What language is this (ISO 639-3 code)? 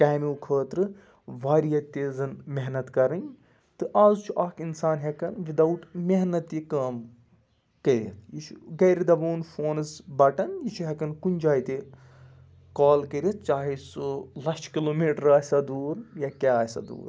kas